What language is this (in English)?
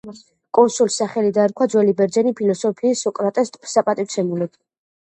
Georgian